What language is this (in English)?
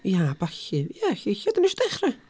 Welsh